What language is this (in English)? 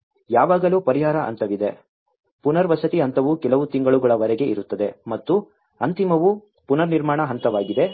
Kannada